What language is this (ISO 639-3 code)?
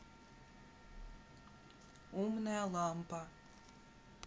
rus